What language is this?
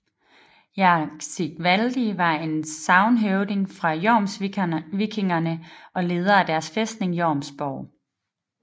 Danish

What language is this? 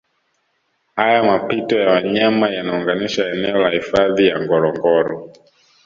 Swahili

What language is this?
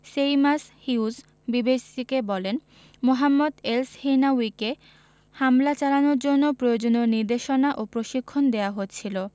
Bangla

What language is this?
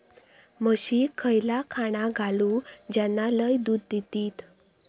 Marathi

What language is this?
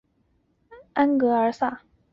Chinese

